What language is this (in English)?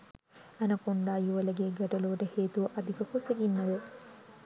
Sinhala